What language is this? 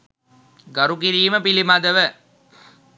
Sinhala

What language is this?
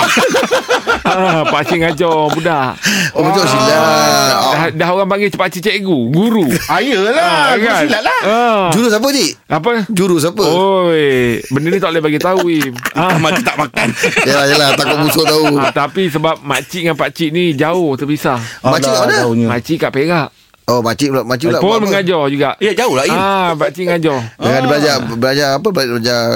Malay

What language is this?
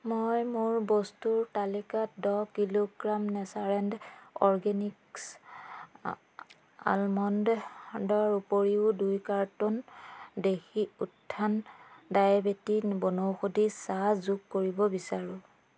Assamese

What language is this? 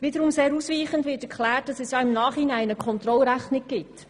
Swiss German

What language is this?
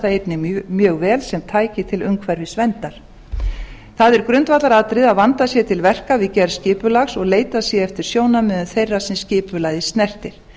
Icelandic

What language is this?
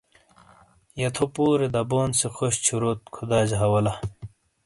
Shina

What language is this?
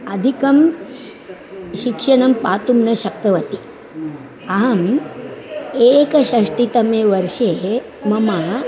Sanskrit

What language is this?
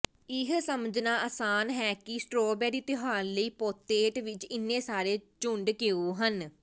Punjabi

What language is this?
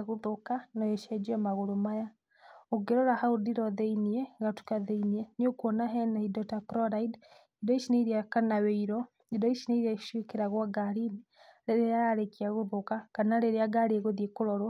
Kikuyu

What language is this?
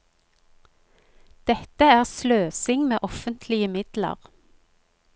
Norwegian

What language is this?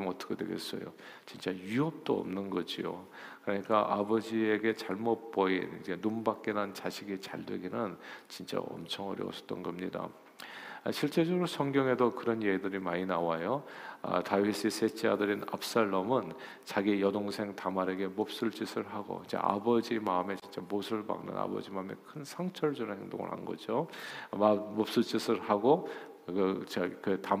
Korean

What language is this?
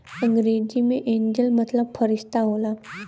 Bhojpuri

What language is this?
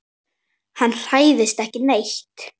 Icelandic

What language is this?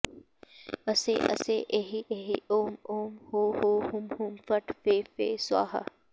Sanskrit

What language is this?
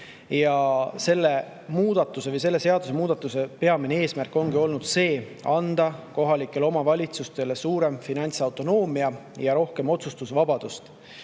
Estonian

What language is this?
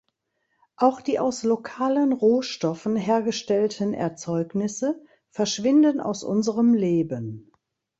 German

